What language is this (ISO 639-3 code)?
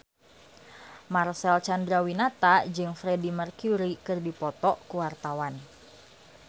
sun